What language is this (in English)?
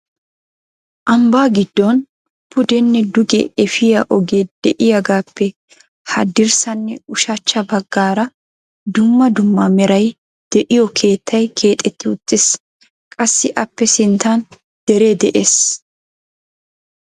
Wolaytta